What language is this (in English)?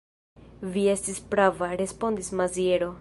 Esperanto